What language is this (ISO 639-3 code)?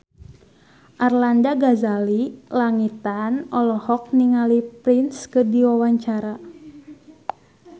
sun